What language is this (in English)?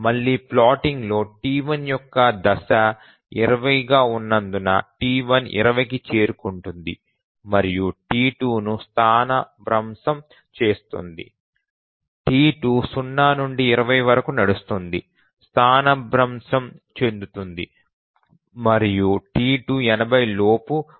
Telugu